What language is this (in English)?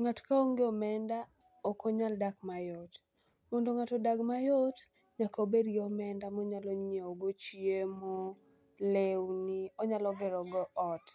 Luo (Kenya and Tanzania)